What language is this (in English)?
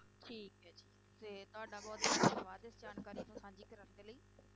Punjabi